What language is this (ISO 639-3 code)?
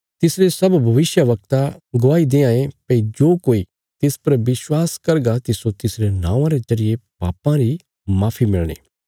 kfs